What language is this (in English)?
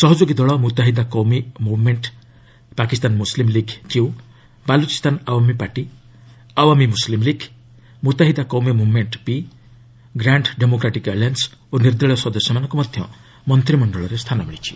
Odia